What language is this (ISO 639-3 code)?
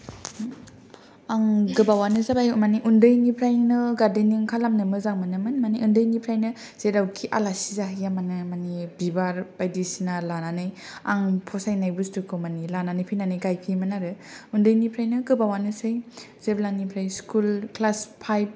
brx